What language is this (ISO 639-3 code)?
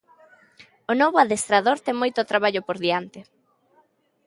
glg